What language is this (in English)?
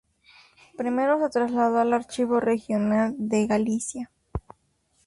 Spanish